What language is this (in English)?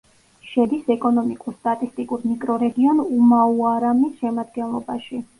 Georgian